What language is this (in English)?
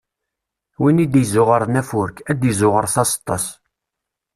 Kabyle